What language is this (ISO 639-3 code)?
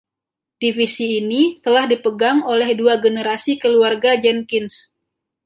ind